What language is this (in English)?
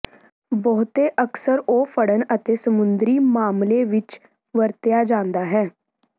Punjabi